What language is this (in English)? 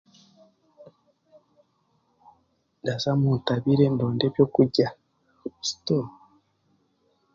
Chiga